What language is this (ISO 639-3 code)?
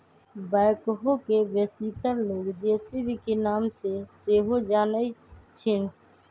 mag